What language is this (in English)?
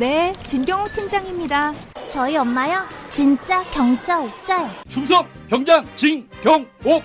Korean